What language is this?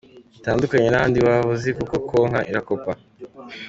Kinyarwanda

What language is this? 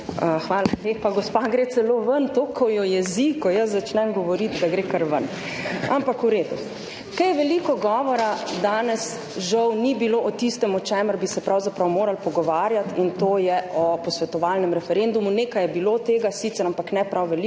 Slovenian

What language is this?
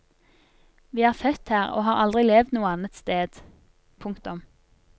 Norwegian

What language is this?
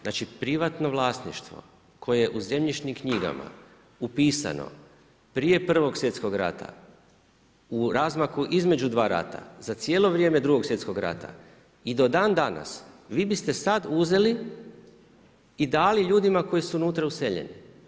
Croatian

